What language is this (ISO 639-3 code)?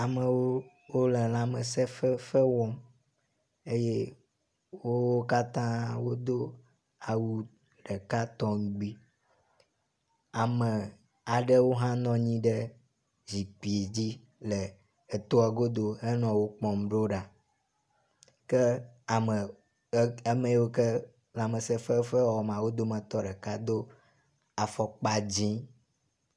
ewe